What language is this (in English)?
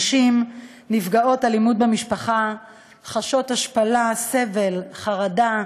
Hebrew